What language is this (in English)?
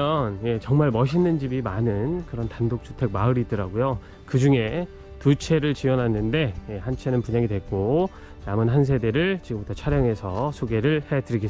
Korean